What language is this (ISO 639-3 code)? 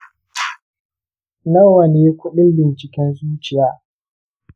hau